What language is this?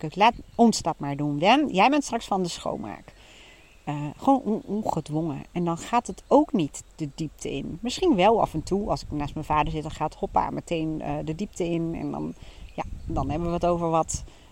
Dutch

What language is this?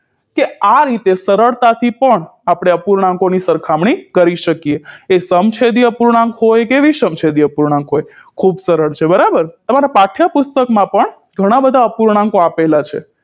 Gujarati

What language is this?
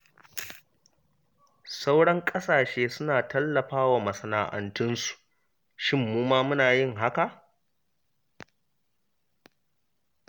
Hausa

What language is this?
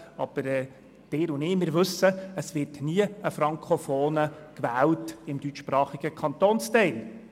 Swiss German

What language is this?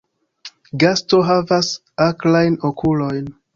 Esperanto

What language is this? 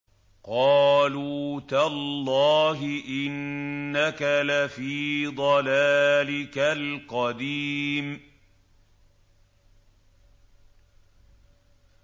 Arabic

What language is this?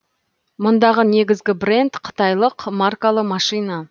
Kazakh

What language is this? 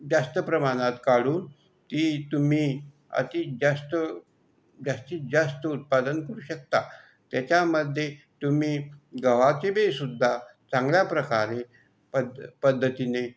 Marathi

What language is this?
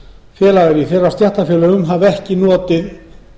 Icelandic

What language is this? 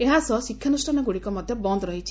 Odia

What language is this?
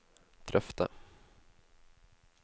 Norwegian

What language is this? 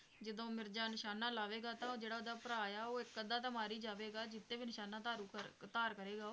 Punjabi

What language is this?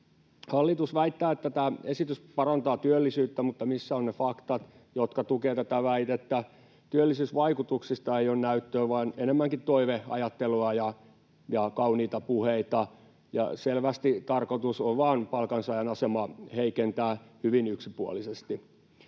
Finnish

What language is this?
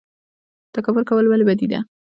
Pashto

